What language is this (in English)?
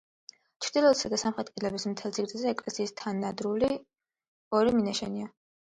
Georgian